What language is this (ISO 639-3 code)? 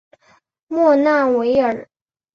zho